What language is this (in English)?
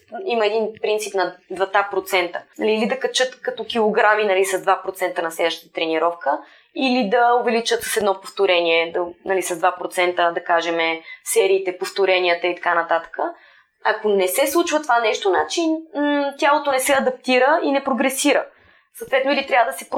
Bulgarian